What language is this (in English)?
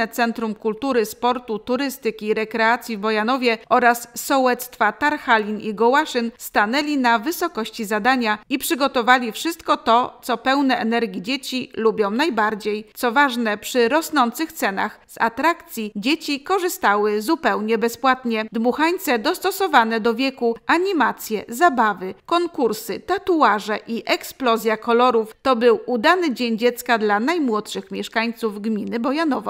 Polish